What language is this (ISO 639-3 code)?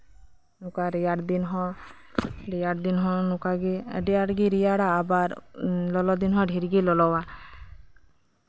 sat